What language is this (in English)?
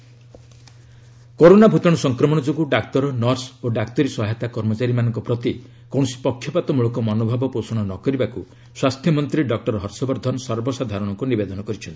Odia